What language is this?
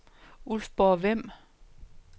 Danish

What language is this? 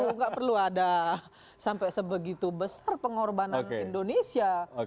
Indonesian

